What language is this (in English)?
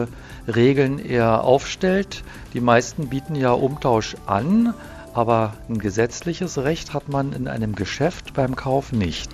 German